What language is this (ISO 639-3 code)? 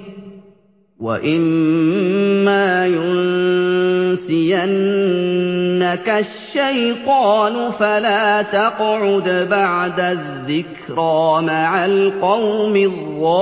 ara